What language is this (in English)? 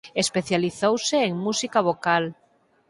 Galician